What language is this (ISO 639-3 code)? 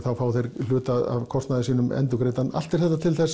isl